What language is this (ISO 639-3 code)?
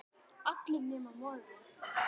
isl